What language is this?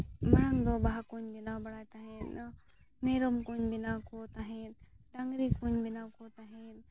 Santali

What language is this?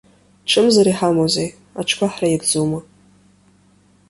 Abkhazian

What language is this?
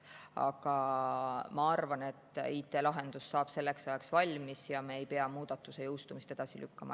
Estonian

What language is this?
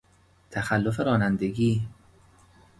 Persian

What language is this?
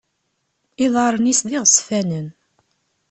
Kabyle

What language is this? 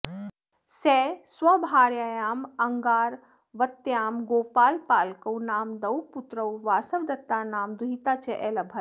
Sanskrit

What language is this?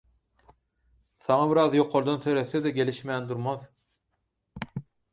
Turkmen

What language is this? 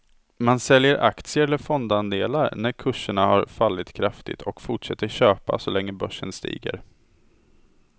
Swedish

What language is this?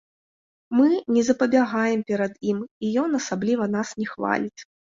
Belarusian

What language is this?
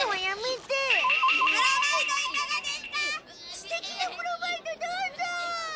Japanese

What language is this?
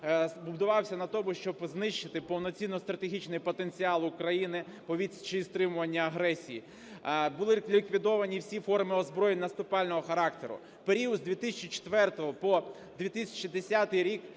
Ukrainian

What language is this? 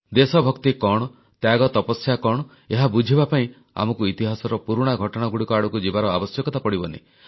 Odia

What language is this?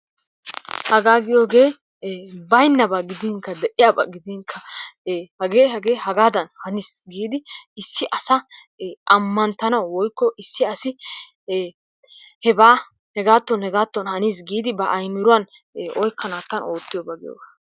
Wolaytta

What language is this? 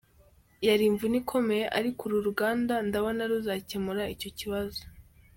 Kinyarwanda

